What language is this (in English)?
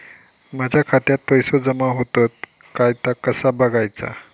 Marathi